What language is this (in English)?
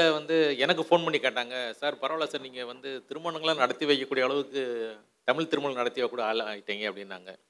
Tamil